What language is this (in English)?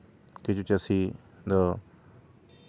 Santali